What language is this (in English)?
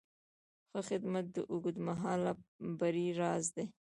Pashto